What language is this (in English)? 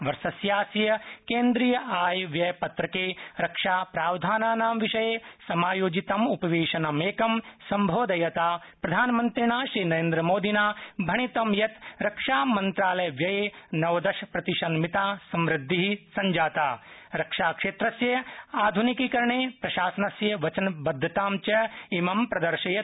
Sanskrit